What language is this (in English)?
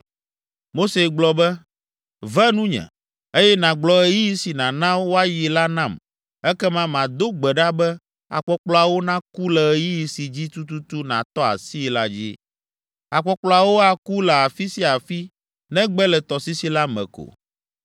Ewe